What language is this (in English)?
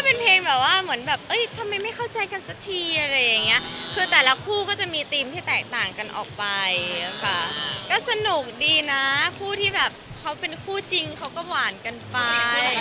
Thai